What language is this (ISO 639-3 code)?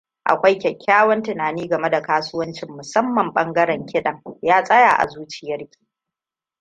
hau